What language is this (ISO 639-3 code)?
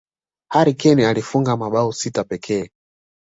swa